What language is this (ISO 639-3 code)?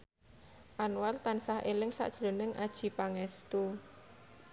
jav